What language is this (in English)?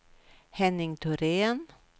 Swedish